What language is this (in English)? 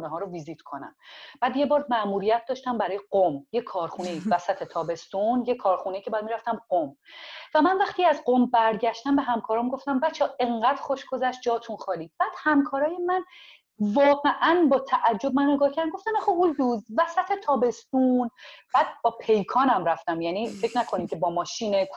Persian